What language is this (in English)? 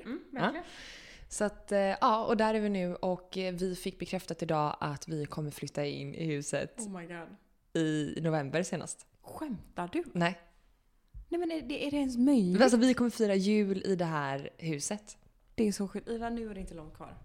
Swedish